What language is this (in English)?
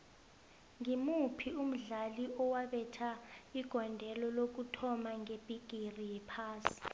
South Ndebele